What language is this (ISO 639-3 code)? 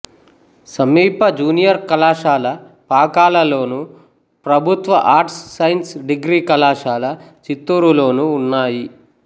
tel